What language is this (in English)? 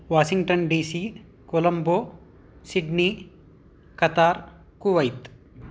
Sanskrit